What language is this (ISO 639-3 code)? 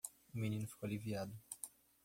por